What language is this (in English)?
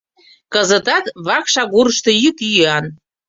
Mari